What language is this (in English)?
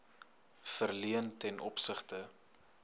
Afrikaans